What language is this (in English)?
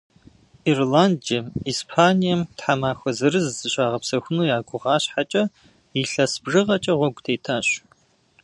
Kabardian